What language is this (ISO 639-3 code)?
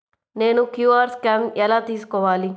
tel